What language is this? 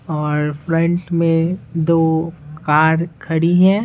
Hindi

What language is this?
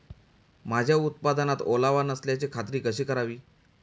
Marathi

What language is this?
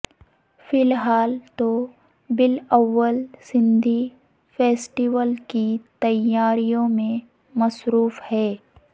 Urdu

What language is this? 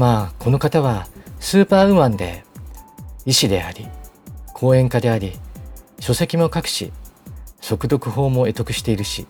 Japanese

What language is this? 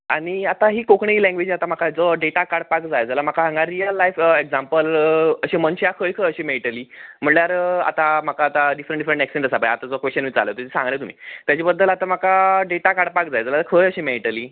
Konkani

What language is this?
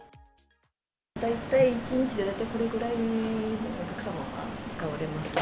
Japanese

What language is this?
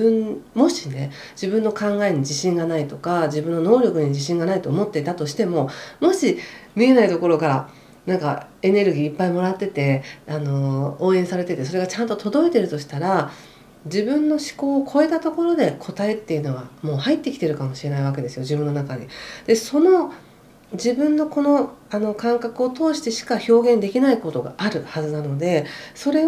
Japanese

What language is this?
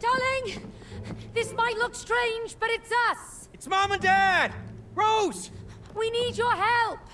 Spanish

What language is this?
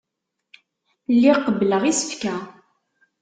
Kabyle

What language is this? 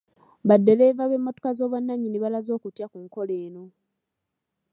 Ganda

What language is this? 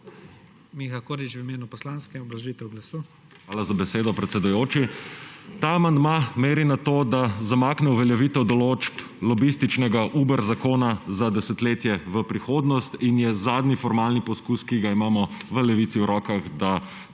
Slovenian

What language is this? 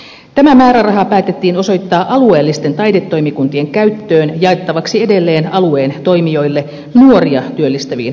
Finnish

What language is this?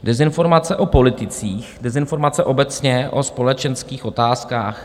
Czech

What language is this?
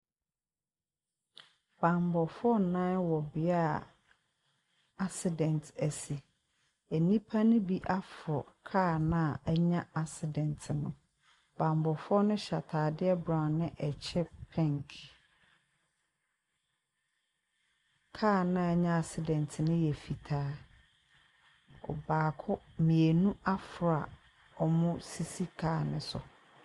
Akan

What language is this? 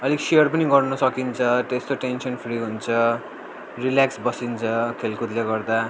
Nepali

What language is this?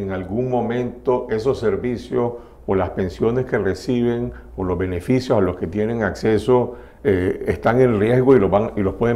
Spanish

